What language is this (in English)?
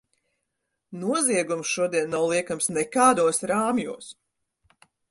Latvian